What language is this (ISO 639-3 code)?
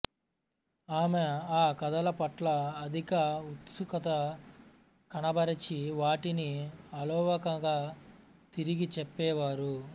tel